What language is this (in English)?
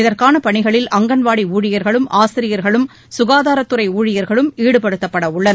Tamil